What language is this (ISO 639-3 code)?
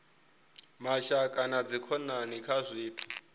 ven